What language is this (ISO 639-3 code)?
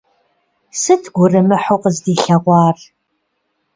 kbd